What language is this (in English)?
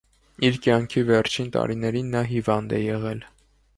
Armenian